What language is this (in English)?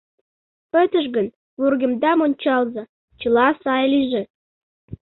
Mari